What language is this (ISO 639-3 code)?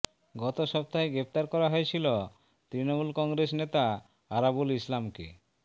ben